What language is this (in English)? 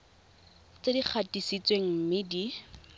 Tswana